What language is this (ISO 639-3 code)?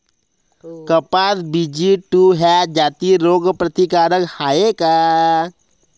mar